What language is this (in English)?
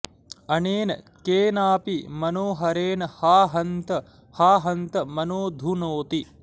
Sanskrit